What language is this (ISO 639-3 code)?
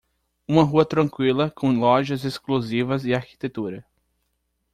por